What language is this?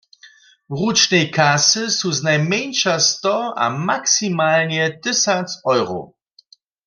Upper Sorbian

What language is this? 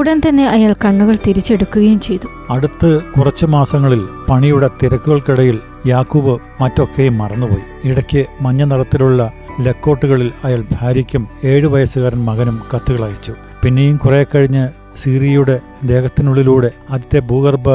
Malayalam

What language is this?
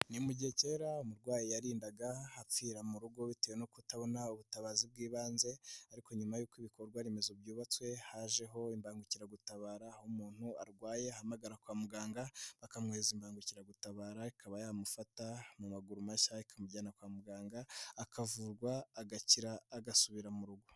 Kinyarwanda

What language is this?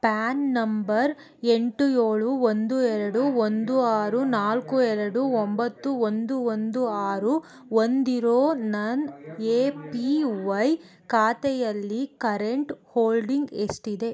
Kannada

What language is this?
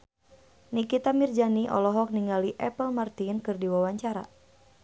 Sundanese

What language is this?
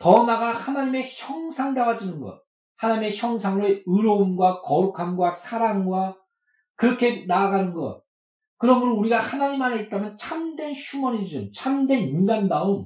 Korean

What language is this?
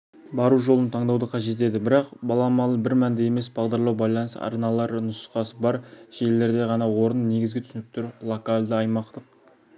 Kazakh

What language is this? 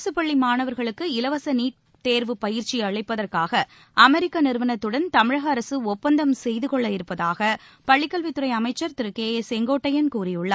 Tamil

